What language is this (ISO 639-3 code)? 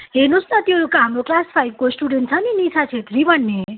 nep